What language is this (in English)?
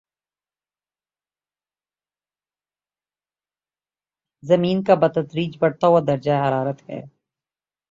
Urdu